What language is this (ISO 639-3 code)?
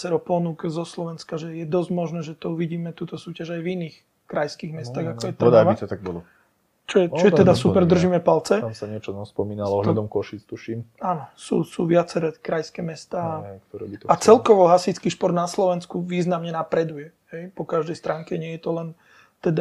slk